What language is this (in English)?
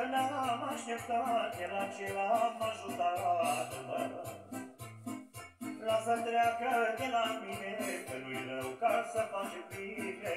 Romanian